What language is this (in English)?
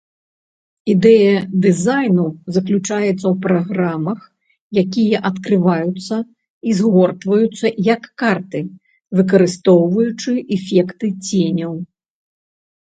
Belarusian